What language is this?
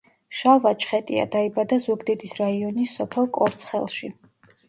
Georgian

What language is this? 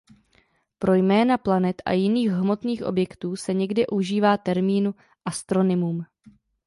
Czech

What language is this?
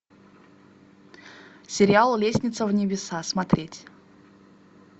Russian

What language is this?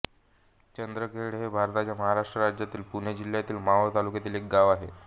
Marathi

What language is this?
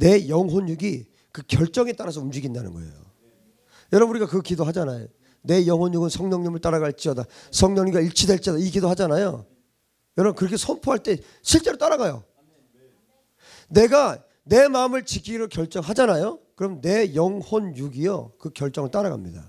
Korean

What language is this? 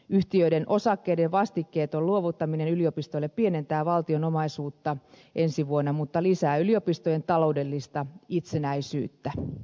Finnish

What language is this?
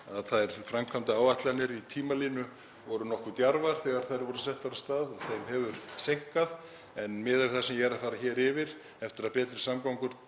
Icelandic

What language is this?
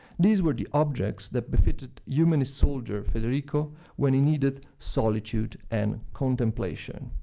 English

